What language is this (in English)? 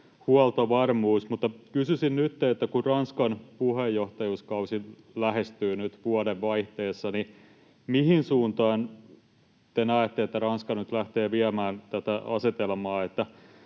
Finnish